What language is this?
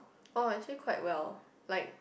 English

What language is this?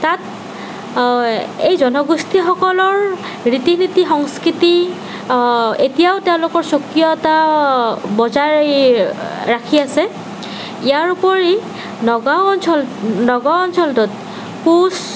Assamese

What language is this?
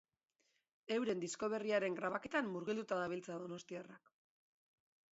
Basque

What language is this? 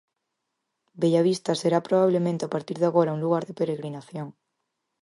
Galician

